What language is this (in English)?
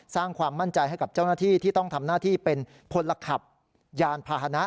Thai